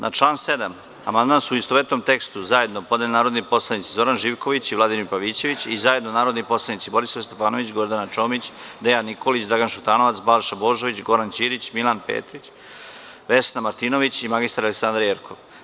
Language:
Serbian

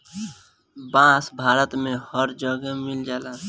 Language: Bhojpuri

